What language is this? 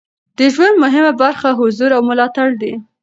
Pashto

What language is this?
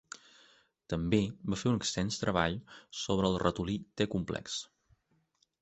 Catalan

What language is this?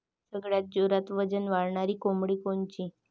Marathi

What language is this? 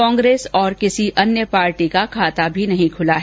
Hindi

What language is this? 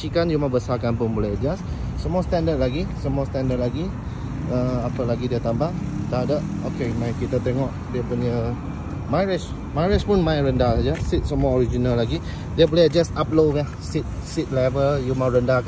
Malay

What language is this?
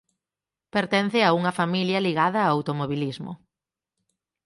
Galician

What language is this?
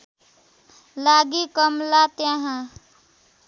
Nepali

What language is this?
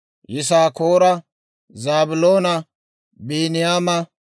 Dawro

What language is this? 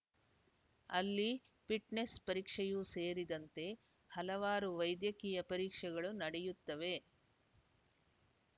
Kannada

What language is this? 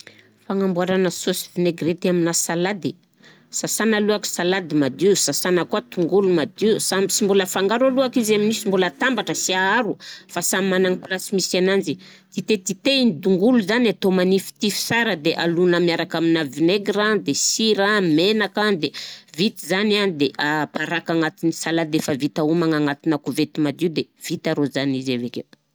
Southern Betsimisaraka Malagasy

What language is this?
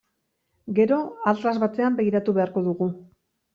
Basque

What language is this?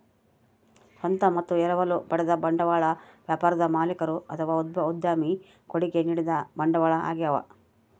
Kannada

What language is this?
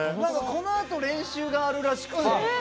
Japanese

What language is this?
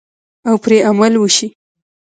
Pashto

